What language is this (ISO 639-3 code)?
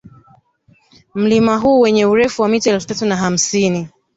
swa